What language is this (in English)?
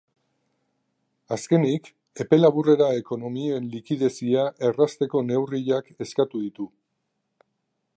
Basque